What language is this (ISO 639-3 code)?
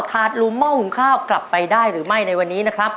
tha